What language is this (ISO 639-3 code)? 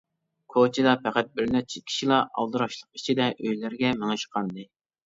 uig